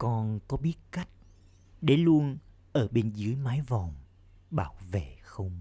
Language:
Vietnamese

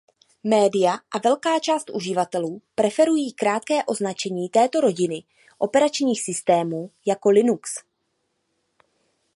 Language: Czech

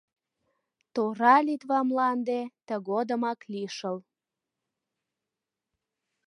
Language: Mari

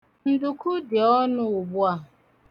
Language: Igbo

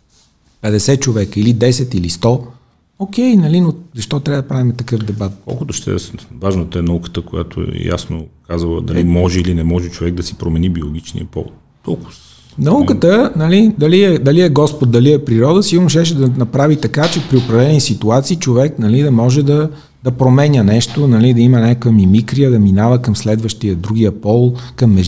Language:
Bulgarian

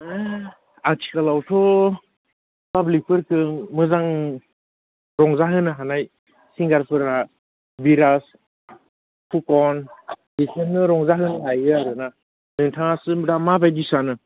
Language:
Bodo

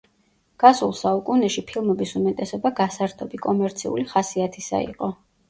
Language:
Georgian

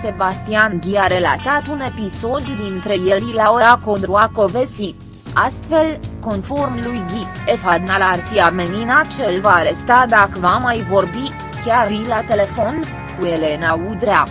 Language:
Romanian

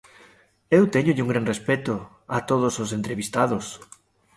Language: Galician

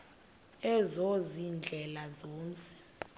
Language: Xhosa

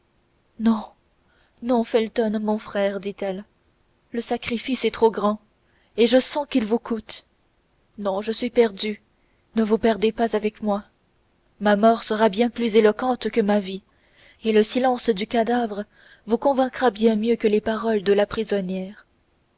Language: French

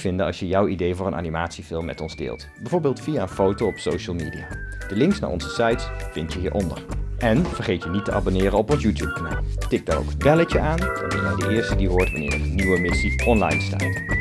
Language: Dutch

